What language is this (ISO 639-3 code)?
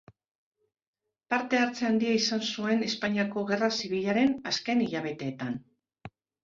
eus